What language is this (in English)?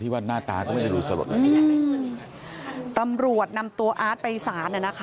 Thai